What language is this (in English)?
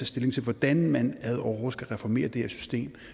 Danish